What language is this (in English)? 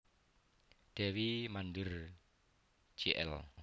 Javanese